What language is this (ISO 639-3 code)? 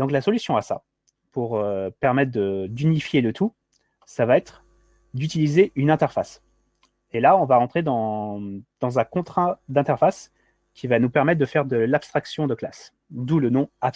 fra